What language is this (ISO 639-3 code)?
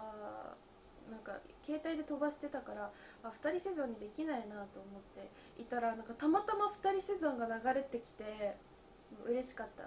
jpn